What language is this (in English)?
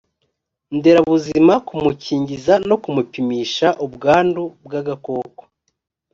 Kinyarwanda